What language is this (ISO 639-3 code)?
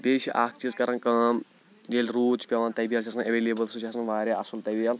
kas